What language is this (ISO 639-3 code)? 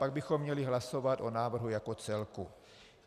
ces